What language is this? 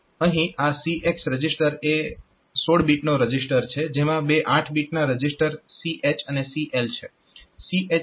Gujarati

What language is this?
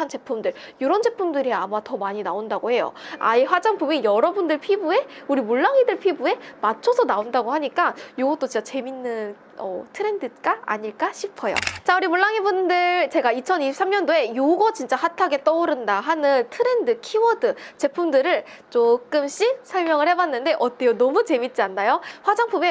Korean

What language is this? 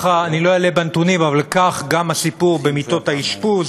Hebrew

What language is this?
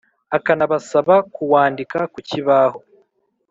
Kinyarwanda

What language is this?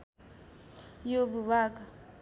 Nepali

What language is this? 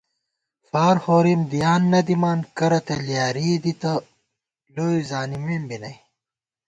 Gawar-Bati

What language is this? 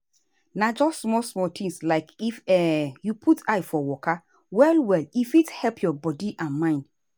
Nigerian Pidgin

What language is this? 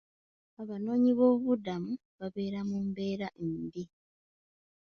Ganda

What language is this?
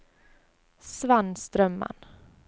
Norwegian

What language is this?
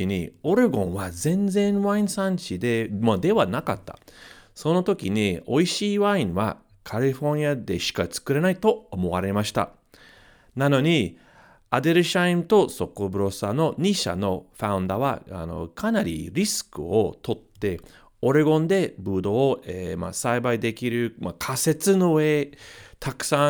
Japanese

